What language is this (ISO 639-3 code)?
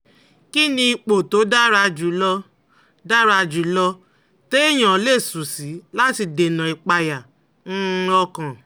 yor